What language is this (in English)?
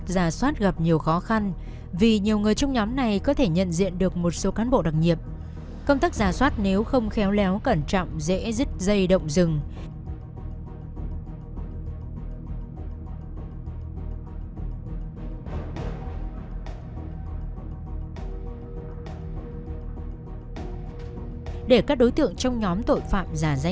Vietnamese